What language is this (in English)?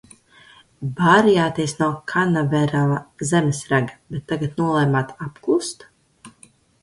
Latvian